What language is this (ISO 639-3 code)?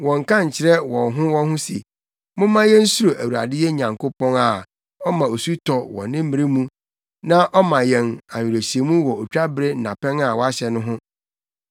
aka